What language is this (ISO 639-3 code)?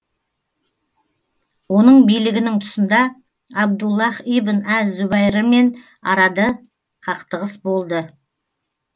kaz